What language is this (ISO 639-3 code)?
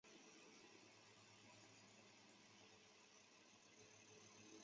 zho